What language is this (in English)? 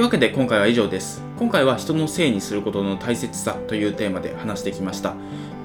Japanese